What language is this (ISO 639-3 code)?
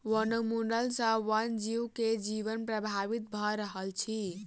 mai